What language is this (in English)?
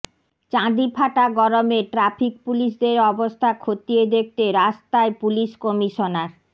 Bangla